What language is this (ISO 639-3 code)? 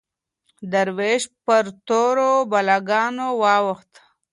pus